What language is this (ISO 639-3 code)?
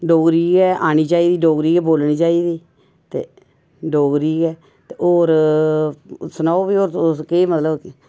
doi